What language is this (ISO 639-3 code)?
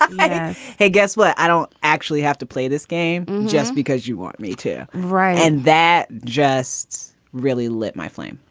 eng